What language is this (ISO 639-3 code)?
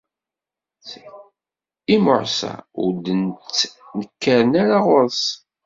kab